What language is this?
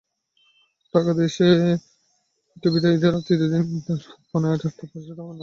Bangla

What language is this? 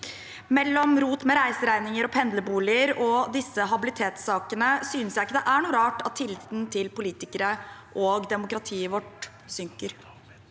Norwegian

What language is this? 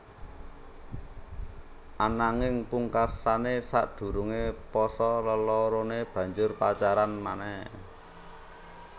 Javanese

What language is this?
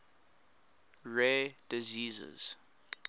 English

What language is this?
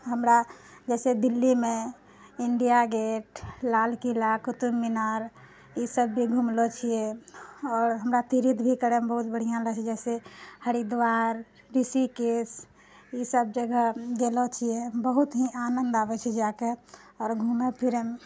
Maithili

